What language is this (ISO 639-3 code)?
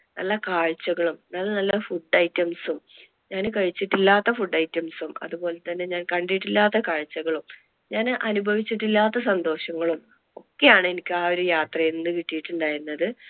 mal